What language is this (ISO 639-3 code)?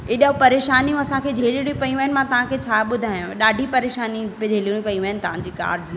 snd